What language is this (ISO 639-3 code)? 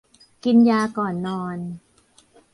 tha